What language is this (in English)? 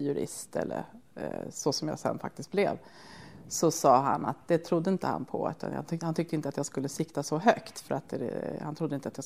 Swedish